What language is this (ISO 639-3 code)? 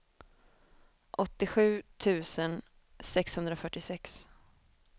swe